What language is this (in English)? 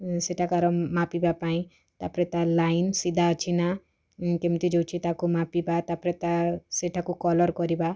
Odia